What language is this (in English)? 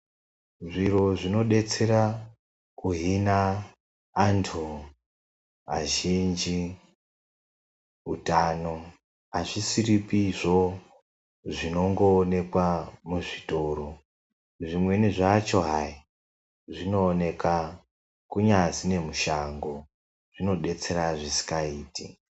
Ndau